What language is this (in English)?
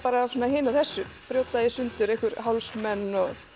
Icelandic